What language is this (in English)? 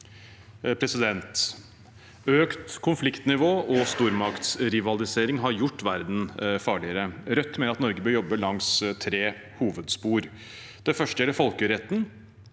Norwegian